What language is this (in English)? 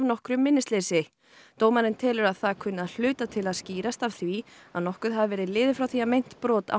Icelandic